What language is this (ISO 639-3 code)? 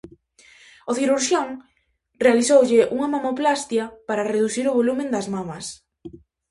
glg